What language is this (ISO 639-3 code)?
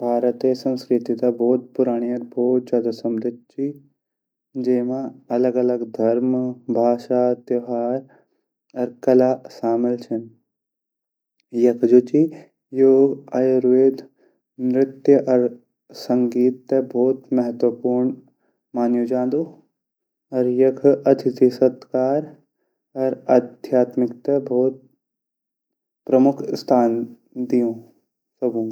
gbm